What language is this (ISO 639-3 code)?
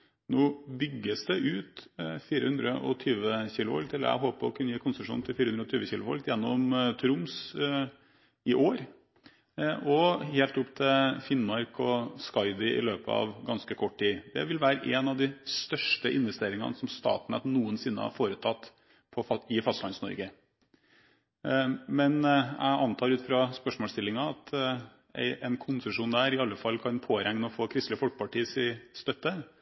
nob